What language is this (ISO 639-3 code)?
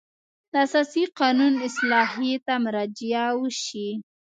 pus